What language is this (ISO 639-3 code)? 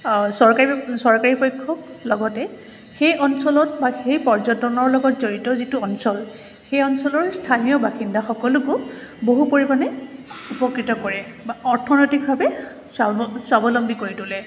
asm